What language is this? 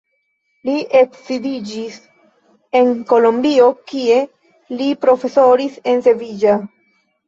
Esperanto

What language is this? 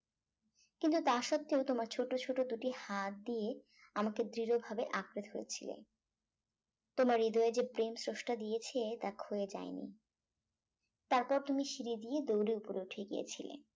Bangla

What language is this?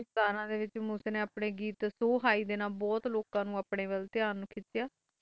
Punjabi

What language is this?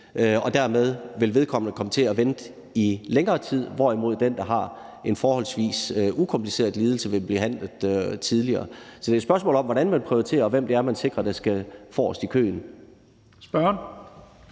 Danish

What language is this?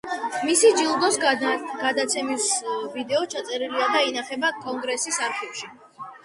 Georgian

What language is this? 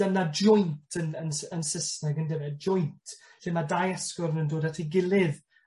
Welsh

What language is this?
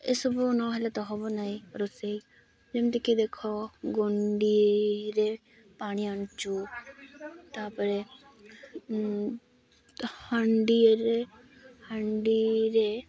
Odia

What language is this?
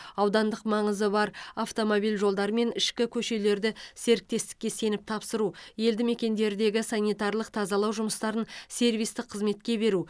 Kazakh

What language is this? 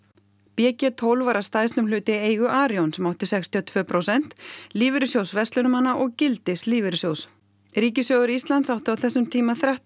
Icelandic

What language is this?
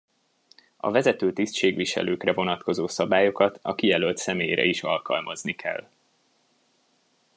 Hungarian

